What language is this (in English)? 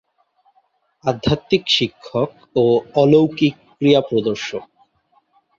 Bangla